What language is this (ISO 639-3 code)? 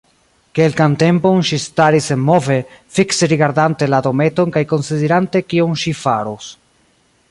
epo